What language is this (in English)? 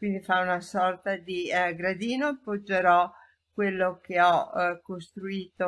Italian